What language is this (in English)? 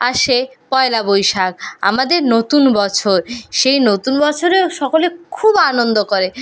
Bangla